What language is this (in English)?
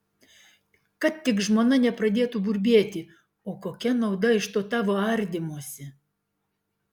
Lithuanian